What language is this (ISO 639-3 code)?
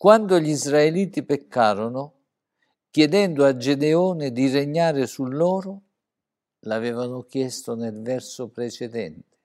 ita